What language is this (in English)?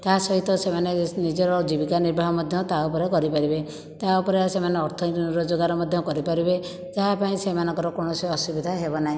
Odia